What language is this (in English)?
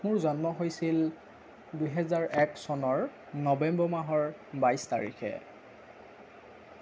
Assamese